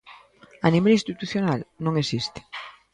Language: Galician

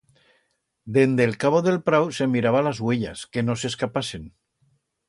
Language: Aragonese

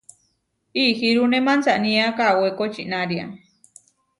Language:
Huarijio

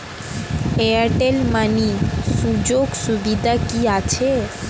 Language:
Bangla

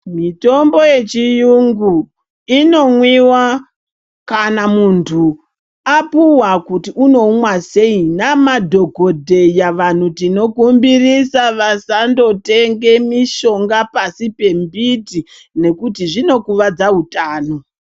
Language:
Ndau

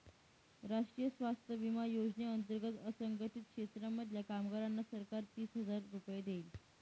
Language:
Marathi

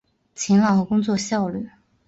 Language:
Chinese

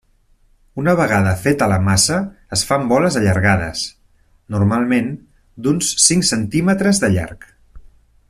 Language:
Catalan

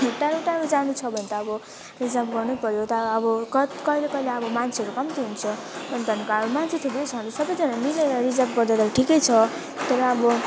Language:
Nepali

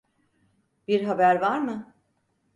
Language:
Turkish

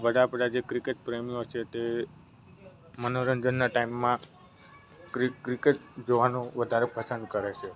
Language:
Gujarati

